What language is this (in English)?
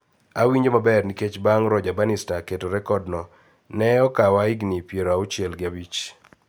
Luo (Kenya and Tanzania)